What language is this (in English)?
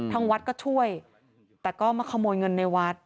Thai